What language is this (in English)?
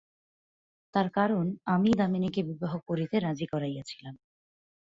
Bangla